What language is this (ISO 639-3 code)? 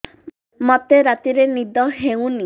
ori